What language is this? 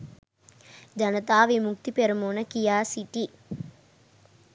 Sinhala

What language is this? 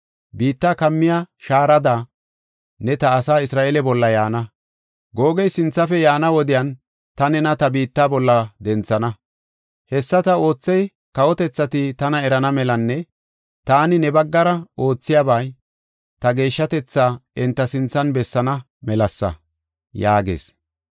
Gofa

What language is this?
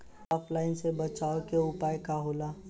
Bhojpuri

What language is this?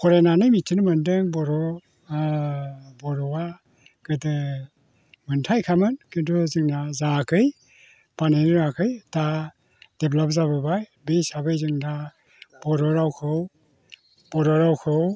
Bodo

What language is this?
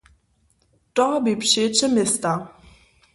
Upper Sorbian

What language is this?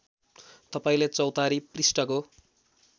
Nepali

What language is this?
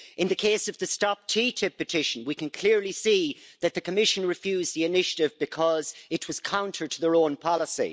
English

